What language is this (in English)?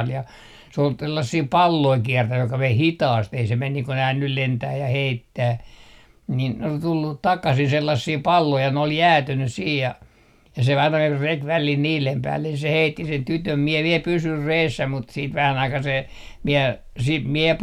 Finnish